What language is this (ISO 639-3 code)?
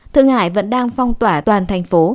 vie